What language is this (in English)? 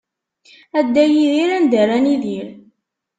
Kabyle